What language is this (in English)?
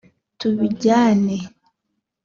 Kinyarwanda